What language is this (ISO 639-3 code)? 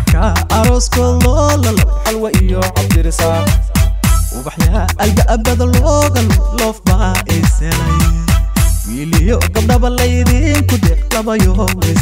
ara